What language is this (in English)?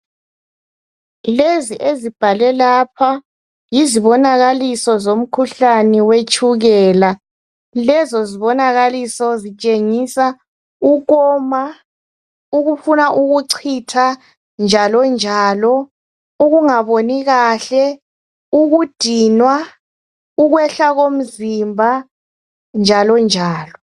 North Ndebele